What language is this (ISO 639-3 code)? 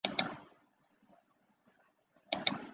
zho